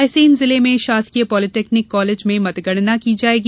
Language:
Hindi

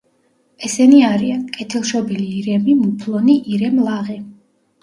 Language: Georgian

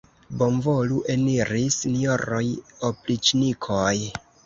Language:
Esperanto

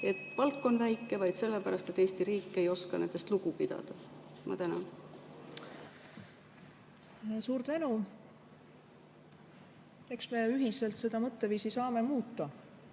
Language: Estonian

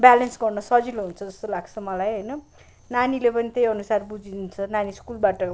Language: Nepali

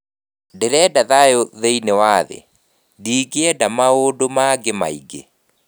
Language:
Kikuyu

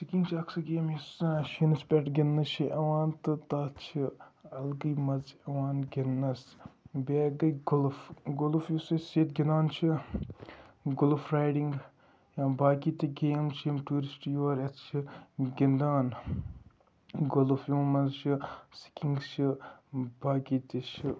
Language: Kashmiri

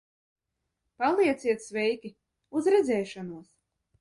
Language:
Latvian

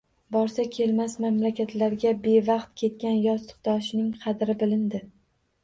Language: Uzbek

